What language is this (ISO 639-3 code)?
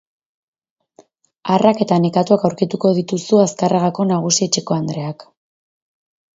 eus